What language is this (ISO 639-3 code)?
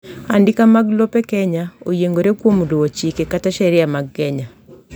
luo